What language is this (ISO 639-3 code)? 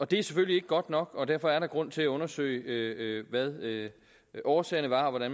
dan